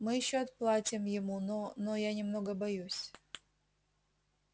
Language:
Russian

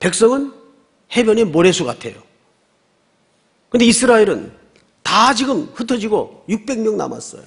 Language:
Korean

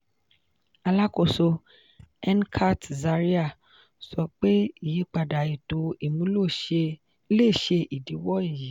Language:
Yoruba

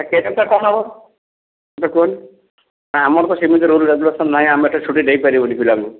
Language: Odia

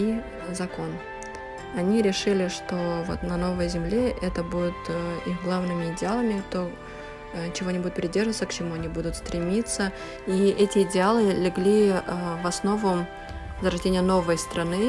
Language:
Russian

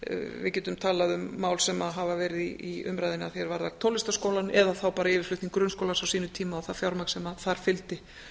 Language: Icelandic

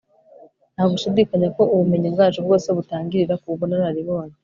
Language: Kinyarwanda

